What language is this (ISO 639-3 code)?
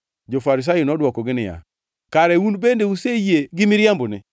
luo